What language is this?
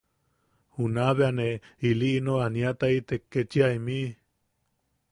Yaqui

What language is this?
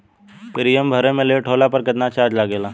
Bhojpuri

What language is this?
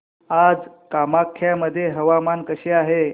Marathi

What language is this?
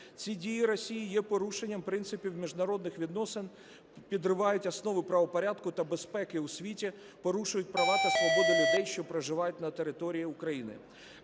Ukrainian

